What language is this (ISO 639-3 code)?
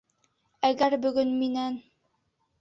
bak